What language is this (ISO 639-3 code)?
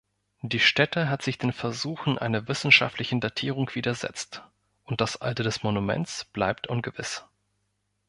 deu